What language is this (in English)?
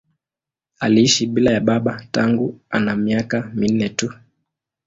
Swahili